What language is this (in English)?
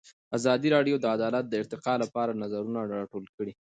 Pashto